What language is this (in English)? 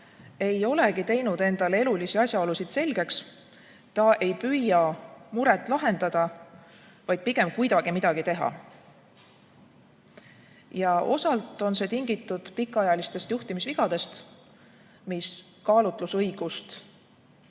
Estonian